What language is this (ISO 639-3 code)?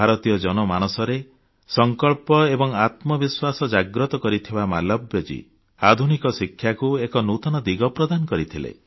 ori